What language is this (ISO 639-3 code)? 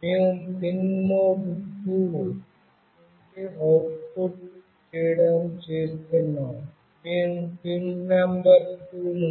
tel